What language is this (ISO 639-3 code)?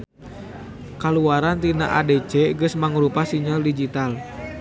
sun